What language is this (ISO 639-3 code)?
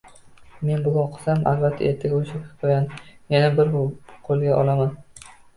uzb